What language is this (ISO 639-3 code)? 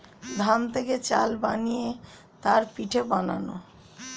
ben